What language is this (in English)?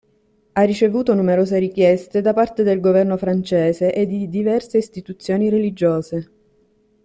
Italian